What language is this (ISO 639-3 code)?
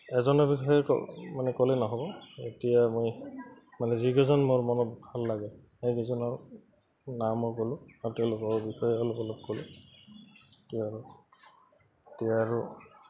asm